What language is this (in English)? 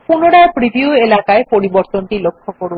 Bangla